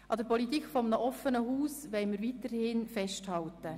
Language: Swiss German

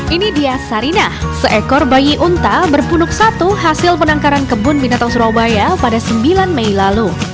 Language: Indonesian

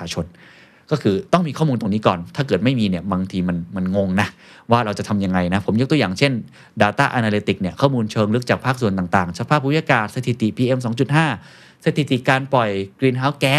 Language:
Thai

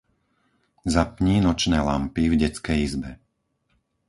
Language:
Slovak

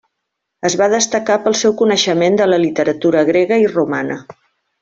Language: Catalan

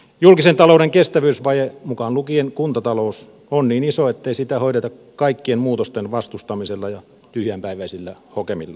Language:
Finnish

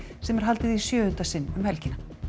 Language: Icelandic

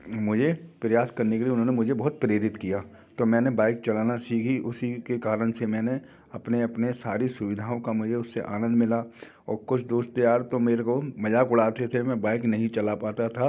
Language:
Hindi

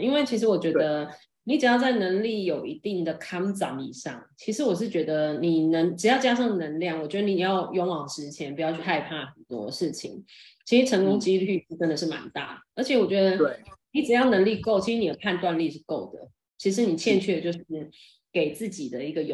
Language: Chinese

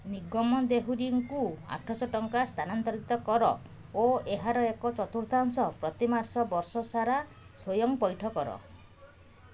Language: Odia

